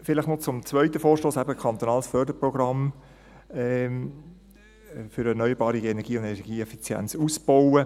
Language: Swiss German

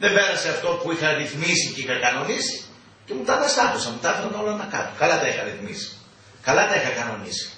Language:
Greek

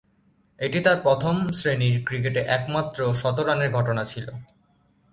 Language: Bangla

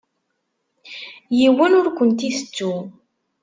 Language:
Kabyle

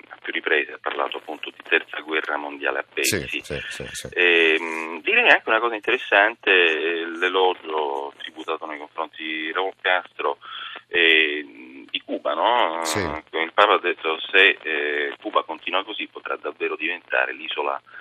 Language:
Italian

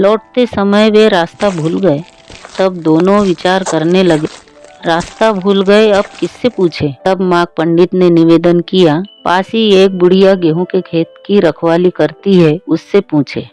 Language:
Hindi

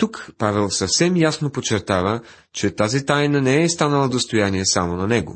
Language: Bulgarian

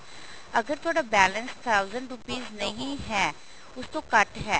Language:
Punjabi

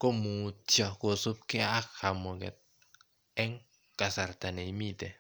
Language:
Kalenjin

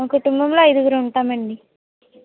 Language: Telugu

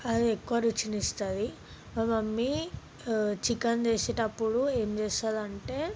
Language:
Telugu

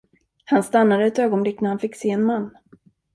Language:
Swedish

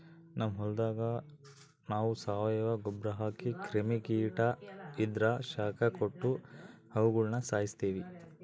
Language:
Kannada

